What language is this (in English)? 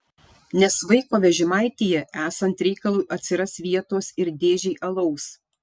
Lithuanian